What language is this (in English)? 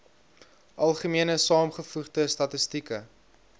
Afrikaans